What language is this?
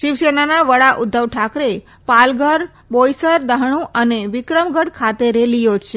Gujarati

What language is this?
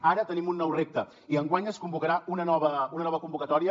Catalan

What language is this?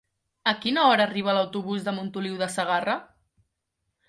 Catalan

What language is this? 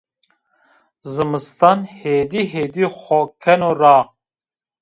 Zaza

